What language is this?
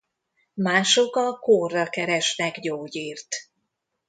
Hungarian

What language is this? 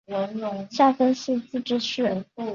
Chinese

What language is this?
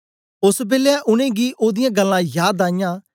Dogri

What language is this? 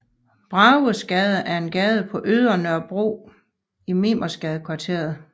Danish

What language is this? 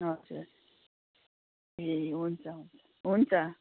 Nepali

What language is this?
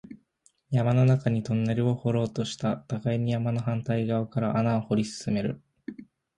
Japanese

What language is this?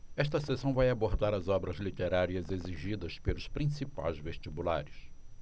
Portuguese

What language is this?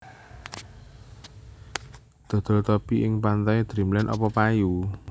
Javanese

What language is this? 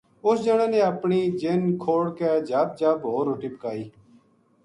Gujari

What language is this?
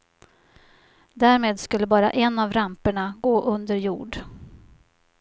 Swedish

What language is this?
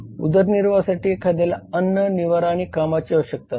Marathi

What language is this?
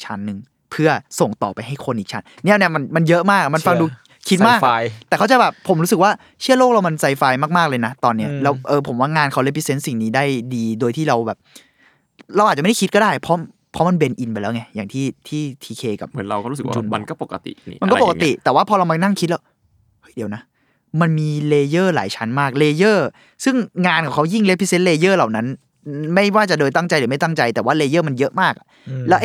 Thai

